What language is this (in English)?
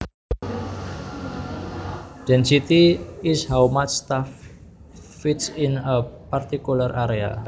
Javanese